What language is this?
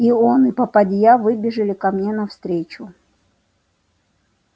Russian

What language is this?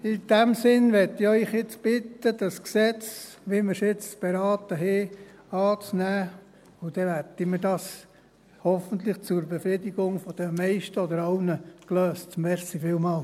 Swiss German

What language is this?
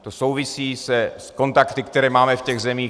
Czech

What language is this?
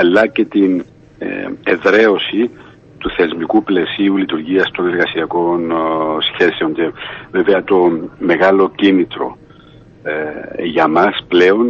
Greek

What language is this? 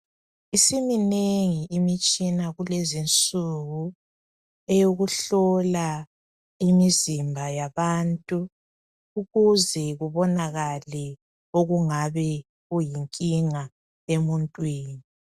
North Ndebele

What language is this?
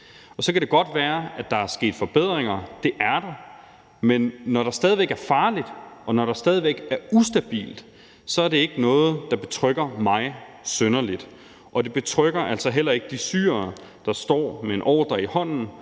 Danish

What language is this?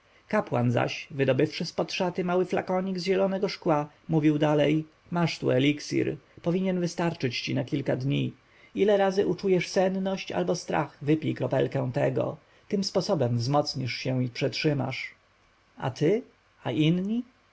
Polish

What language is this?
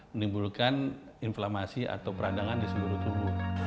Indonesian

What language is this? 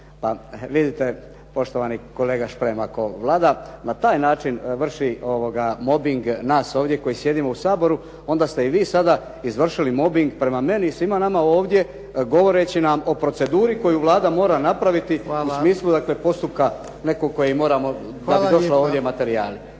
Croatian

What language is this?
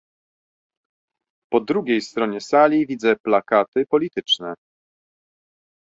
Polish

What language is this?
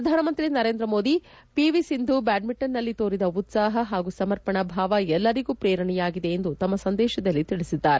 Kannada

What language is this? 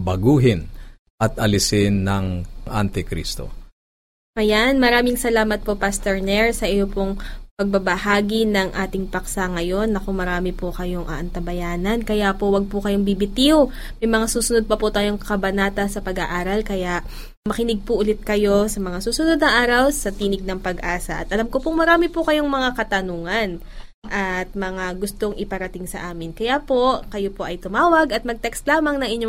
Filipino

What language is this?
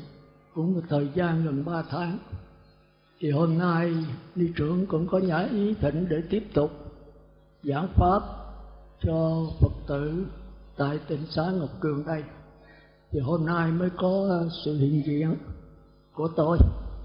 Vietnamese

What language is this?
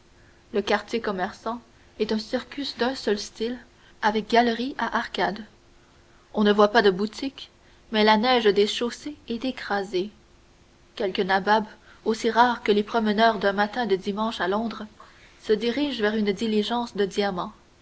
French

